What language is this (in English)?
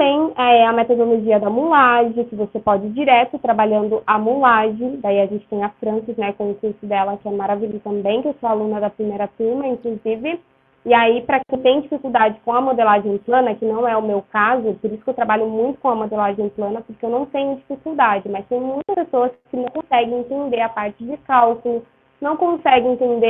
Portuguese